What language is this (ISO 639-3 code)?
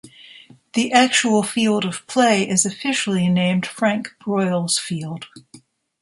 eng